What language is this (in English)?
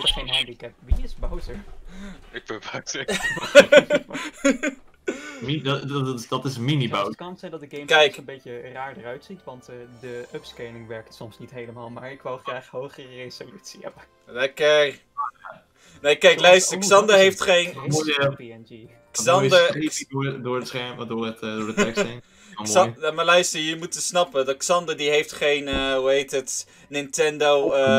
Dutch